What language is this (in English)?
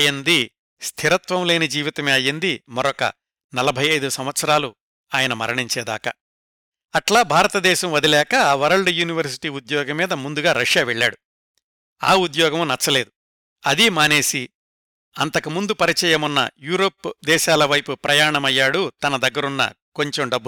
Telugu